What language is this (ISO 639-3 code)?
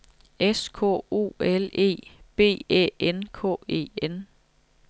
dan